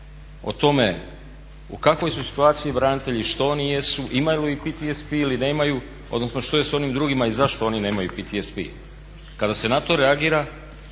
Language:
Croatian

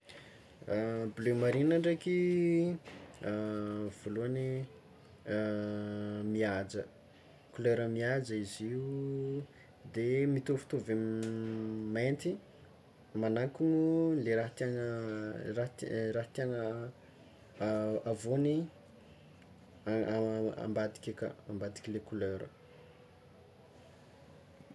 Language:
Tsimihety Malagasy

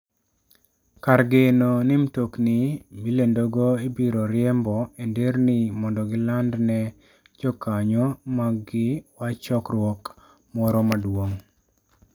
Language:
Luo (Kenya and Tanzania)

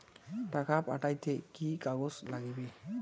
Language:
Bangla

